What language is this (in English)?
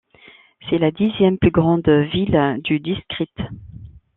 French